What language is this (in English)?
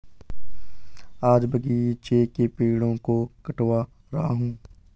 Hindi